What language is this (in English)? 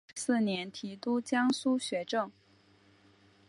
Chinese